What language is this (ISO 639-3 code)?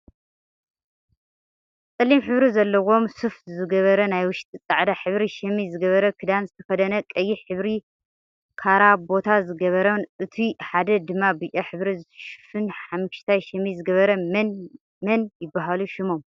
tir